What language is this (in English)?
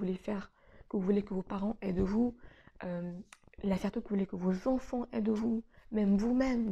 French